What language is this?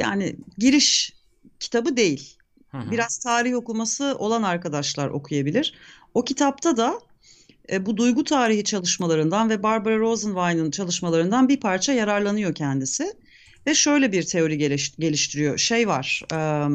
Turkish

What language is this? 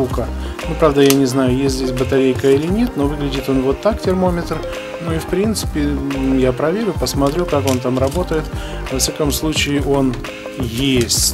Russian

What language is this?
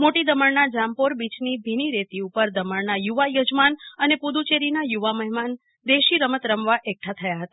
Gujarati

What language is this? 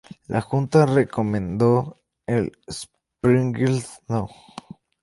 Spanish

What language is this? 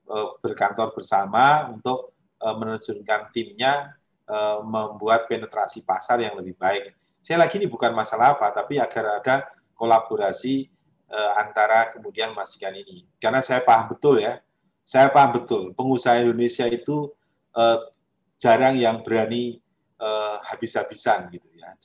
Indonesian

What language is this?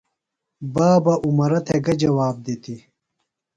Phalura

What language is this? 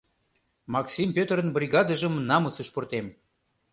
Mari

